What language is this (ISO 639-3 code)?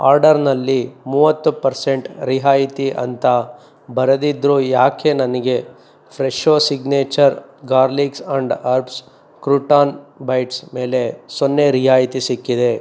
kan